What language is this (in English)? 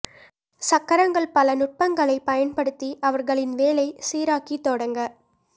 Tamil